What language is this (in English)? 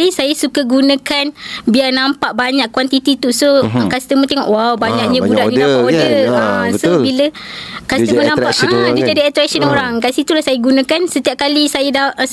Malay